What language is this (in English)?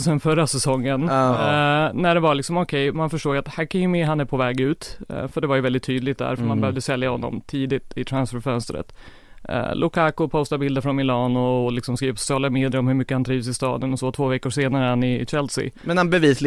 Swedish